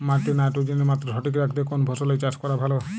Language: Bangla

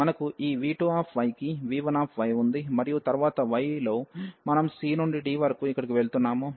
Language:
Telugu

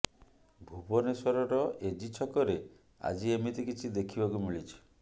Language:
Odia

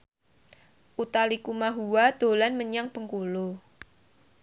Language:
Javanese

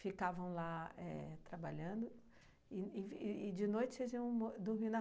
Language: Portuguese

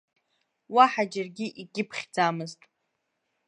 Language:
Abkhazian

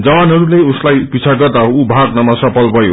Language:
Nepali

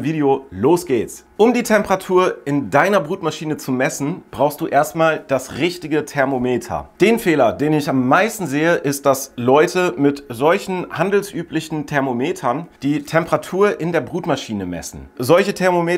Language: German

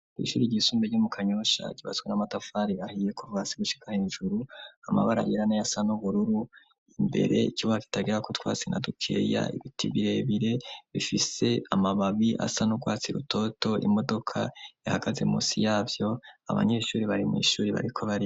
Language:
Rundi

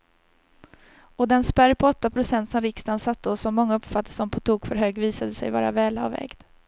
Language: Swedish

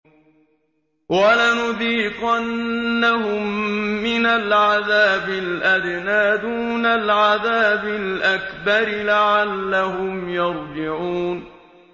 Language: Arabic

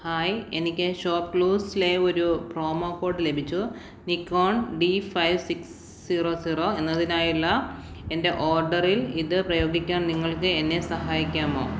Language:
Malayalam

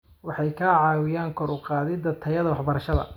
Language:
Somali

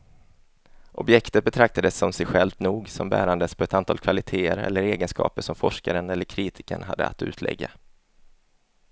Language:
Swedish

